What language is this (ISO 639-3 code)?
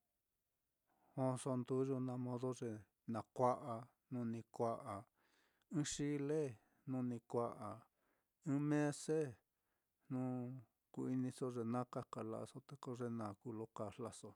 vmm